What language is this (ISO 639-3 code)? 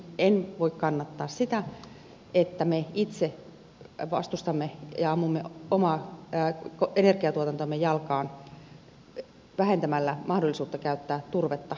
fin